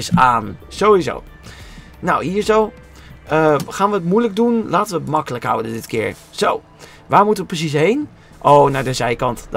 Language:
Dutch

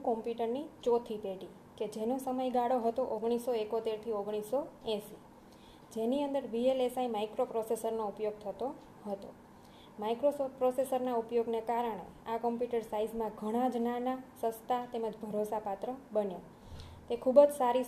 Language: Gujarati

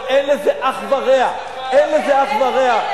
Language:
Hebrew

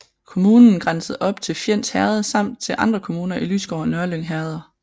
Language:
Danish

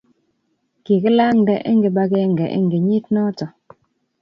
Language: Kalenjin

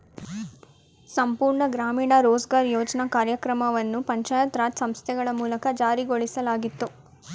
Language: Kannada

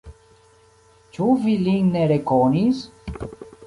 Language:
Esperanto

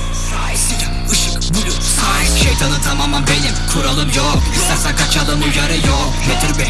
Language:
Turkish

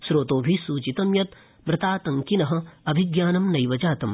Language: Sanskrit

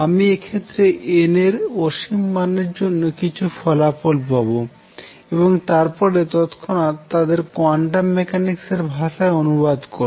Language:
Bangla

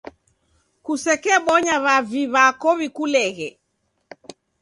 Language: Taita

